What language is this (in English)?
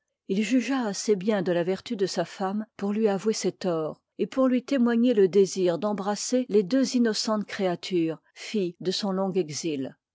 French